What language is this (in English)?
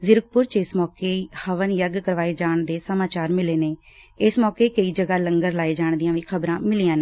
Punjabi